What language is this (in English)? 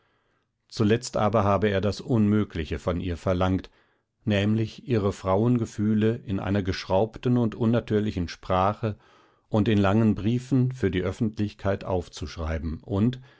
German